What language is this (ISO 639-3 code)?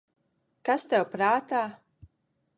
lav